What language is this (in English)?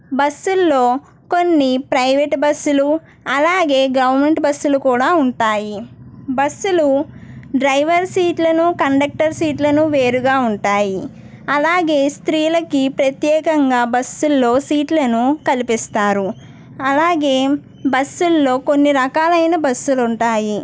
Telugu